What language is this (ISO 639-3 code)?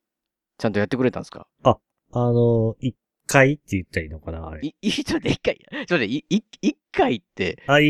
jpn